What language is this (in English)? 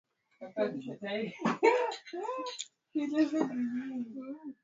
Swahili